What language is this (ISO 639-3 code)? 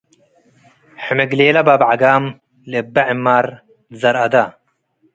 tig